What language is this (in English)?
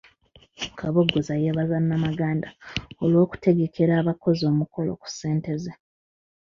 Ganda